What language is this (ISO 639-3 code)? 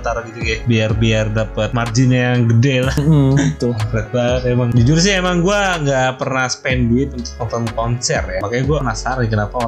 ind